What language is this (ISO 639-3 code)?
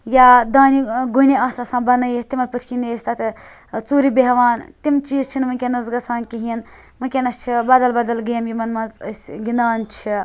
kas